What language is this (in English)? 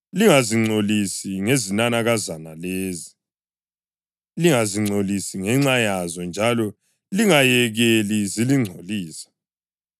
North Ndebele